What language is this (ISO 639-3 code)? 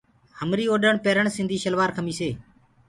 ggg